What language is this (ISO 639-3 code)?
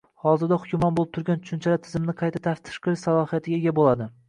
uzb